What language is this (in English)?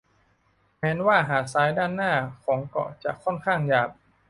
Thai